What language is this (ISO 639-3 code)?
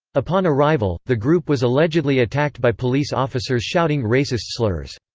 eng